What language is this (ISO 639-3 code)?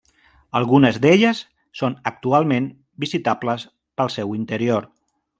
cat